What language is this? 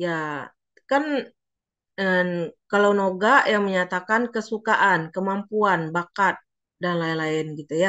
Indonesian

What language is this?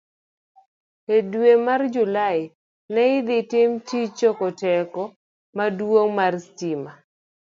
Luo (Kenya and Tanzania)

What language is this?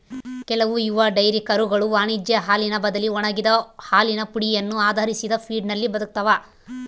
Kannada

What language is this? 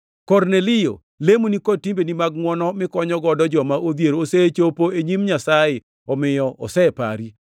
Luo (Kenya and Tanzania)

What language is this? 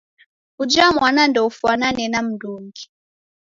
Taita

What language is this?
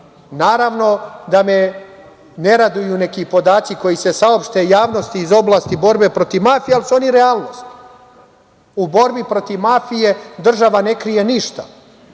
Serbian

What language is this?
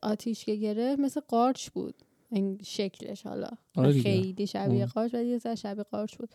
Persian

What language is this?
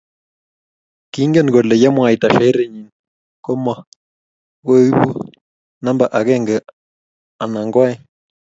Kalenjin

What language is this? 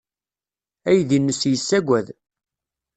Kabyle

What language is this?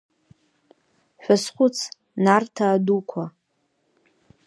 Abkhazian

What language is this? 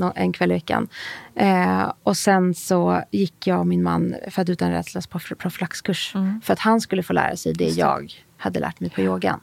Swedish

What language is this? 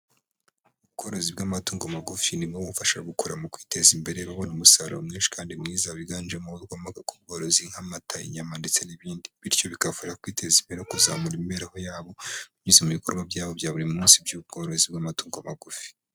Kinyarwanda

